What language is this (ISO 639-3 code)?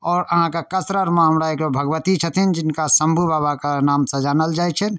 mai